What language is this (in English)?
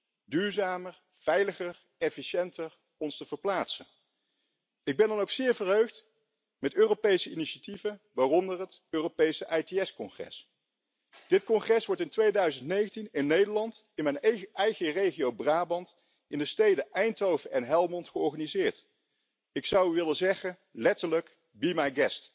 Spanish